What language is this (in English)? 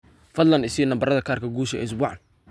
Somali